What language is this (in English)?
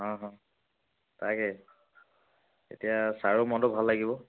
Assamese